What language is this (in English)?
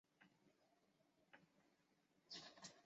Chinese